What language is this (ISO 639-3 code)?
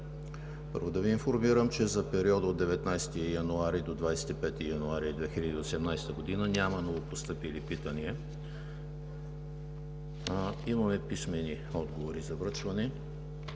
bul